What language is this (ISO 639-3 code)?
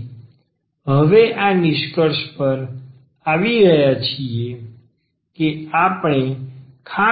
guj